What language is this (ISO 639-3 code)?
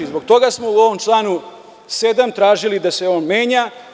srp